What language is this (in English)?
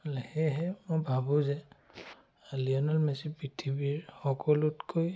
Assamese